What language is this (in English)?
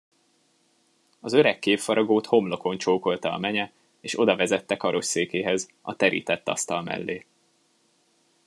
Hungarian